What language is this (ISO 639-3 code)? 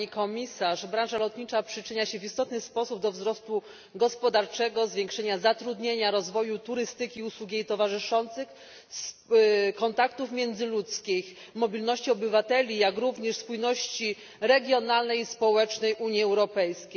pol